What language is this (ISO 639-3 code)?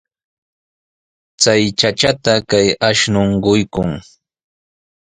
qws